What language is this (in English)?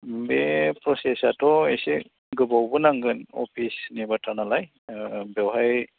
Bodo